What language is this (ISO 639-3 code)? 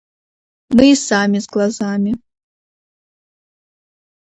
rus